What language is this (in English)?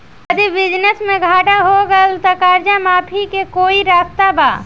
Bhojpuri